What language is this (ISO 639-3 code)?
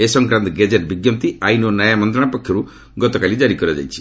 ori